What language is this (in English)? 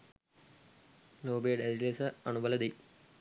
Sinhala